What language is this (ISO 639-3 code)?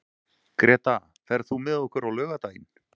isl